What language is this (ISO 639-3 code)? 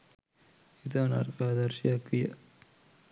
sin